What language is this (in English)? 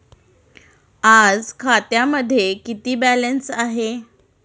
Marathi